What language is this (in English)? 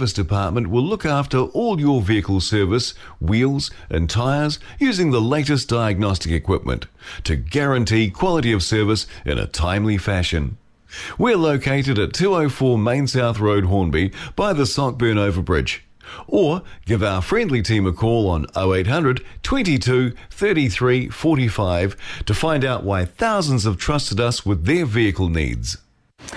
Filipino